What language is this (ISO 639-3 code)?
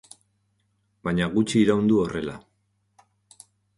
eus